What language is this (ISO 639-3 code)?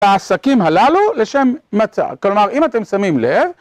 heb